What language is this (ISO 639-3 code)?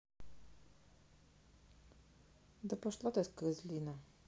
rus